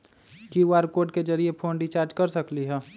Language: Magahi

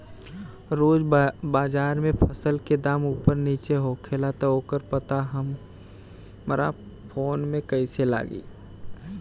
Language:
Bhojpuri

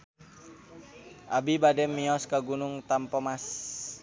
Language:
Sundanese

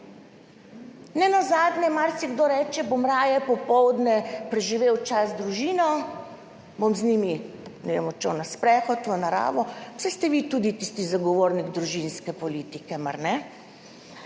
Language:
Slovenian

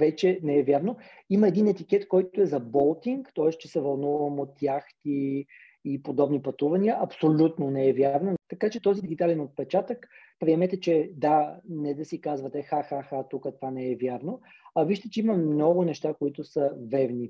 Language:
Bulgarian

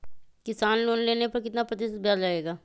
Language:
Magahi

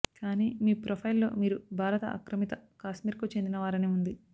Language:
Telugu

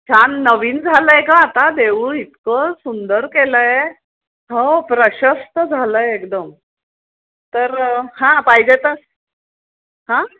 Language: Marathi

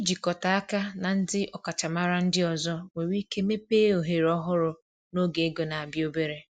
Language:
Igbo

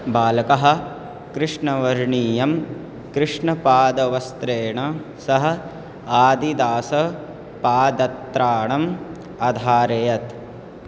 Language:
Sanskrit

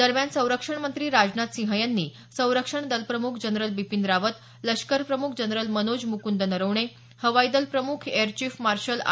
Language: Marathi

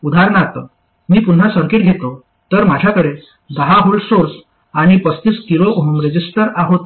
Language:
Marathi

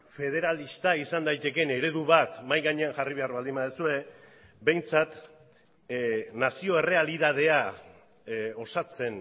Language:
Basque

